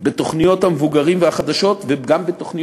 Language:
Hebrew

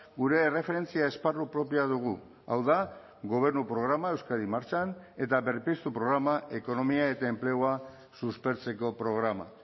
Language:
Basque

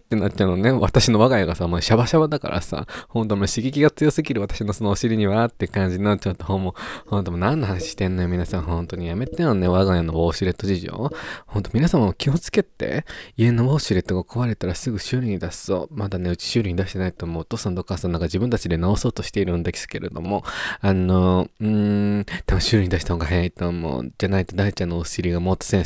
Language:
Japanese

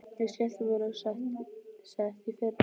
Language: Icelandic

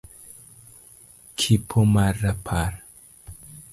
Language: Luo (Kenya and Tanzania)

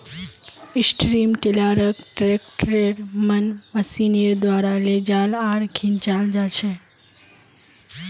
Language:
Magahi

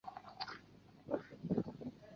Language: Chinese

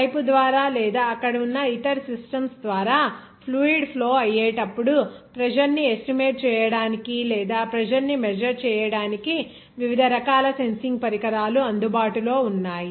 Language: Telugu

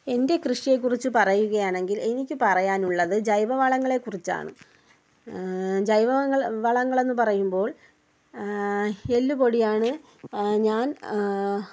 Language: Malayalam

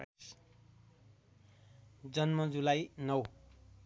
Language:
Nepali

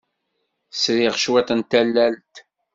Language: Kabyle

